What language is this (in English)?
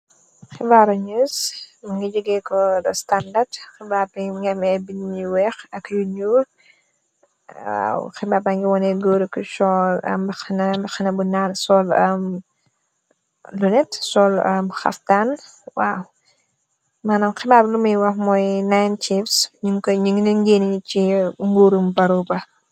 Wolof